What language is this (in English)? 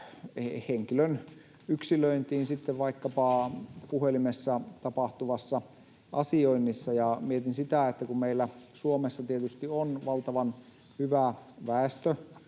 Finnish